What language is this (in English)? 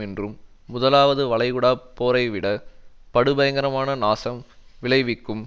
Tamil